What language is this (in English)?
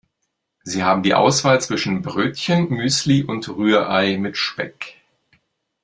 German